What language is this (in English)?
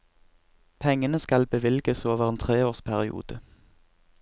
Norwegian